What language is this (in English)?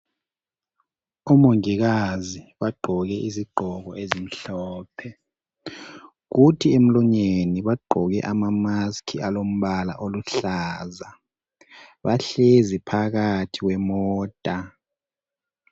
North Ndebele